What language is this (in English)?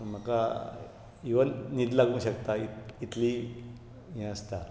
Konkani